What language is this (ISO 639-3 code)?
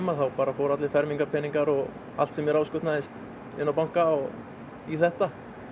isl